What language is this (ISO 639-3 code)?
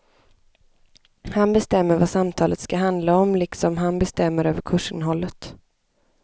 swe